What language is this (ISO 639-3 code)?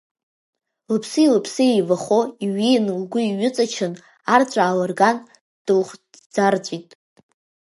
abk